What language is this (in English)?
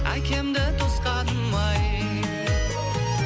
Kazakh